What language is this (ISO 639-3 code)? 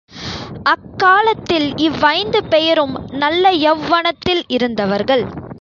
tam